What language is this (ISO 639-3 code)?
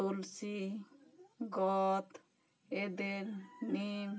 sat